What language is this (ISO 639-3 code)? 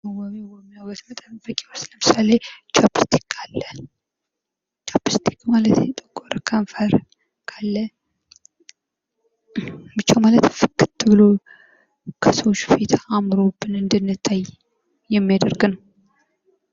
amh